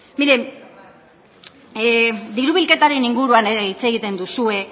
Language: Basque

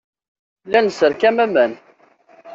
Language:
Kabyle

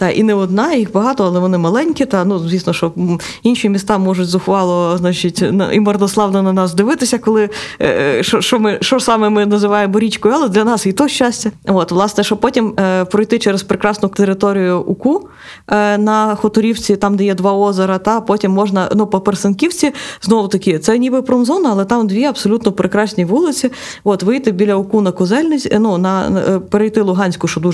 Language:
Ukrainian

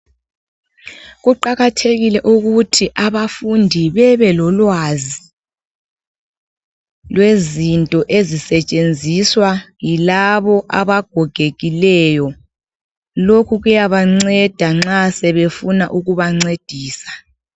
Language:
North Ndebele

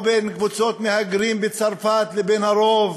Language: Hebrew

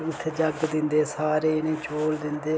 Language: Dogri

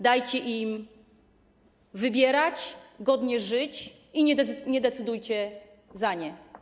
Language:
Polish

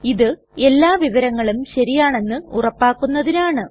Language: Malayalam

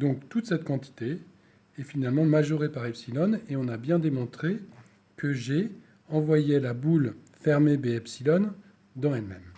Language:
French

